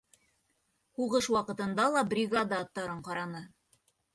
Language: Bashkir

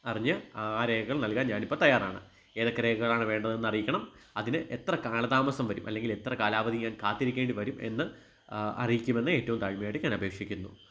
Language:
Malayalam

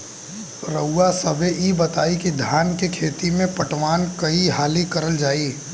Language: Bhojpuri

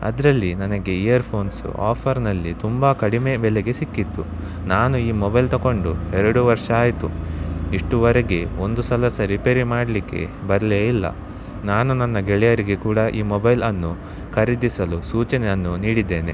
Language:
Kannada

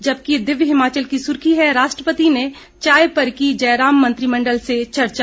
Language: Hindi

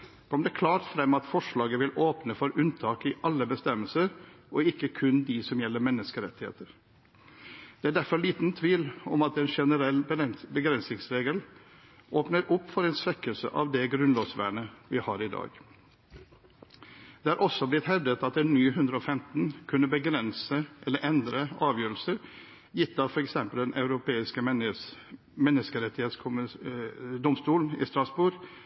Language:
Norwegian Bokmål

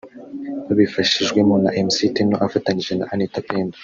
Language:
Kinyarwanda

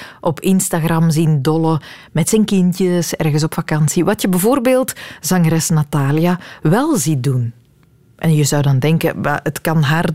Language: Dutch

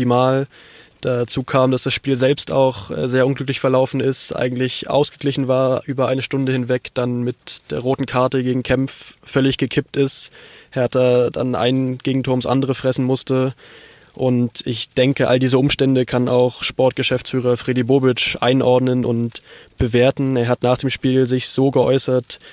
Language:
German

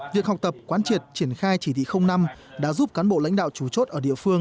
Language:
Vietnamese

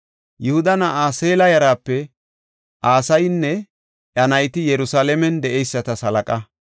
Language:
Gofa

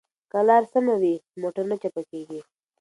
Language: Pashto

